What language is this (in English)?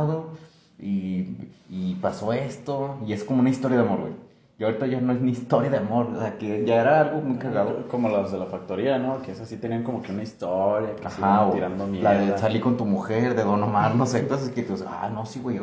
Spanish